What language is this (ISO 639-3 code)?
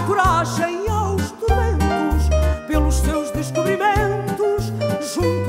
por